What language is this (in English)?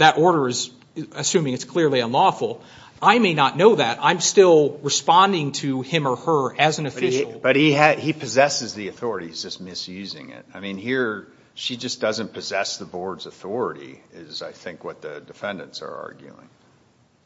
English